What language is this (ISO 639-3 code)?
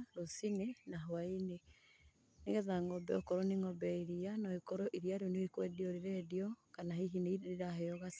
kik